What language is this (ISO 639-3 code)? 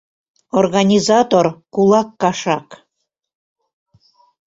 chm